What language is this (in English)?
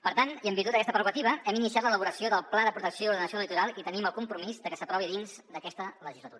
Catalan